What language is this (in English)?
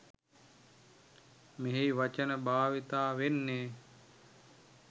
Sinhala